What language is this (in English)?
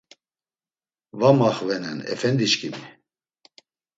Laz